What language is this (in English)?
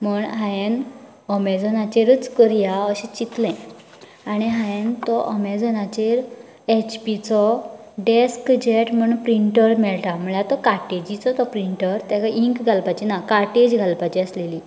Konkani